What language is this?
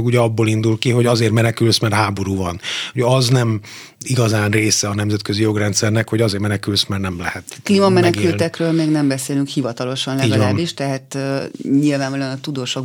Hungarian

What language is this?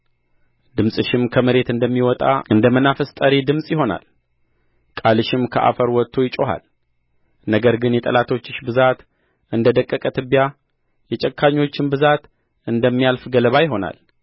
Amharic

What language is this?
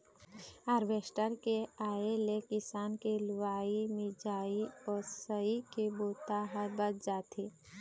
Chhattisgarhi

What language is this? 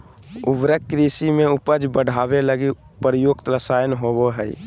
Magahi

